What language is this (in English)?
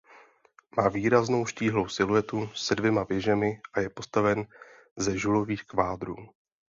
Czech